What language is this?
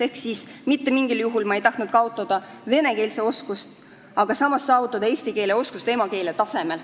Estonian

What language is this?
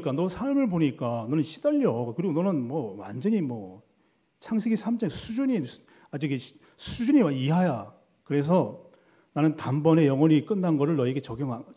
Korean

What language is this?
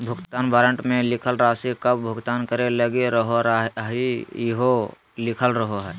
Magahi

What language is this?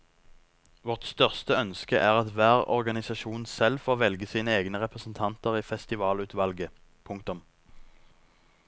Norwegian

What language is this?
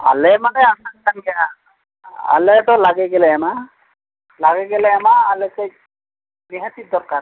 Santali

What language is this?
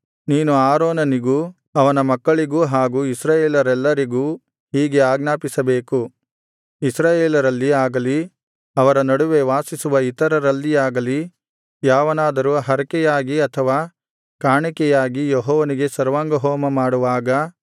Kannada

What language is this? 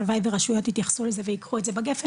Hebrew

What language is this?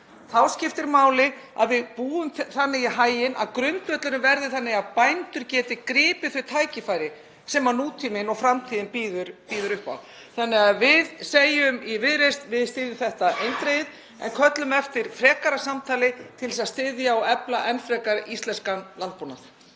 Icelandic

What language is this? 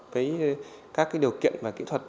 Vietnamese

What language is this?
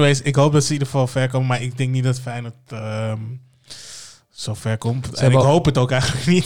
Dutch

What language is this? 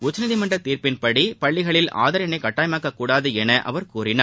Tamil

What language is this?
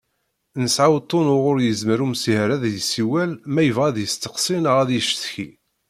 Kabyle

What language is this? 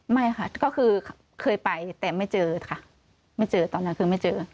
Thai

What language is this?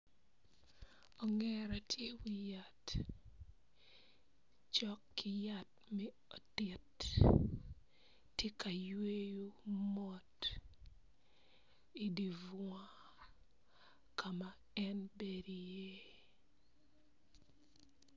Acoli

